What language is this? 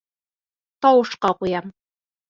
Bashkir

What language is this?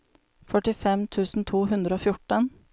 Norwegian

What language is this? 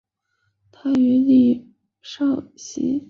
Chinese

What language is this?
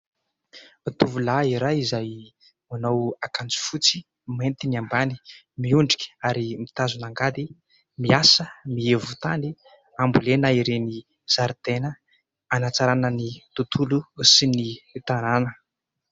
Malagasy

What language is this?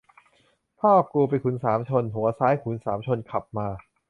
Thai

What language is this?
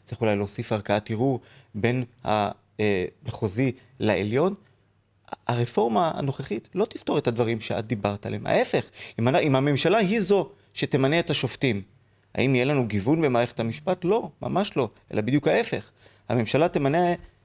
Hebrew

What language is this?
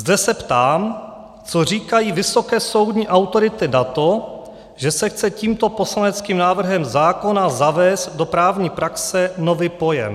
Czech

